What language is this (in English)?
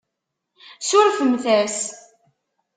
Kabyle